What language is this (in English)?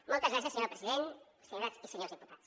Catalan